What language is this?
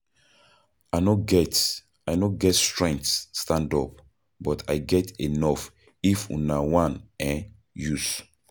Nigerian Pidgin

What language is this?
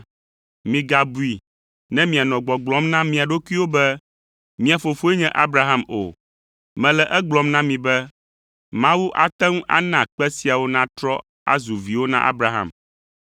Ewe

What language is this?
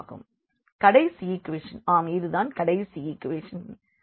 Tamil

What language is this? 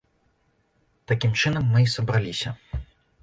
Belarusian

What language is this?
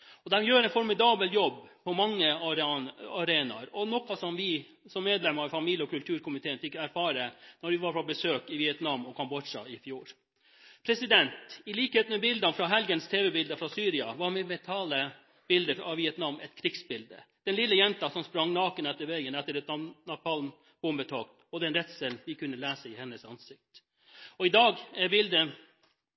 Norwegian Bokmål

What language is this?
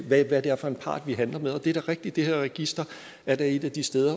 Danish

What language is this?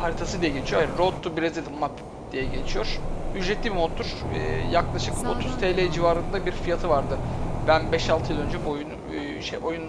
Turkish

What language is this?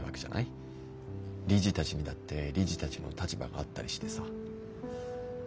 Japanese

